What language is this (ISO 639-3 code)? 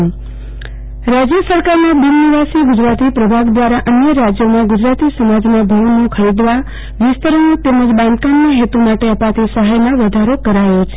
guj